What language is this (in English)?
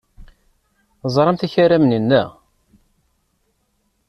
Kabyle